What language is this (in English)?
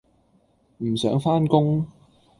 Cantonese